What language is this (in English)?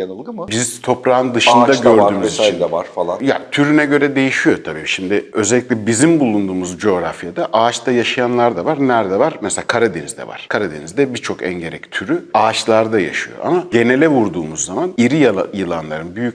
Turkish